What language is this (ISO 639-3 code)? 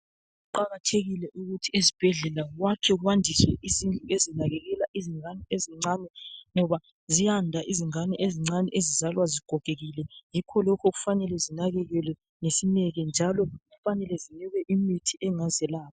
nde